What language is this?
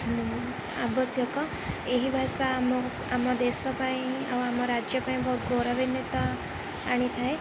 Odia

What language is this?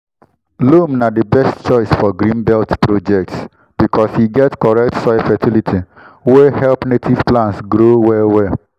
Nigerian Pidgin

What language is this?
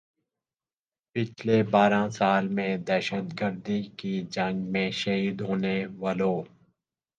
Urdu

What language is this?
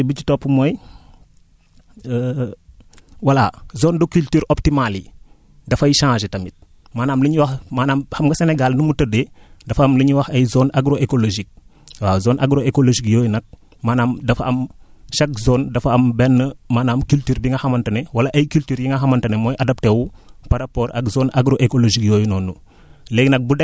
Wolof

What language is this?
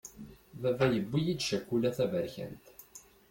Kabyle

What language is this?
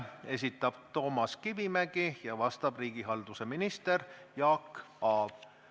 Estonian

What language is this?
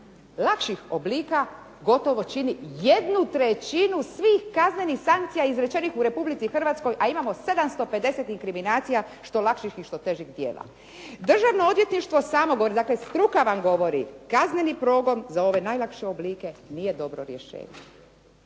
Croatian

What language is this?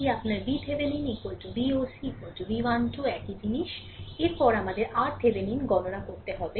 Bangla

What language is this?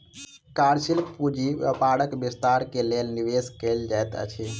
Maithili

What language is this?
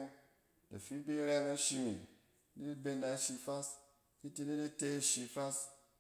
Cen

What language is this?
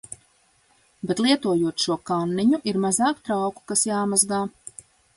Latvian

